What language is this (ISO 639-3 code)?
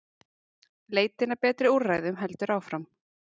isl